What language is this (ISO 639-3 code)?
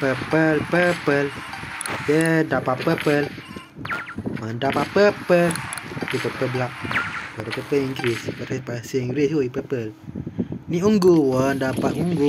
msa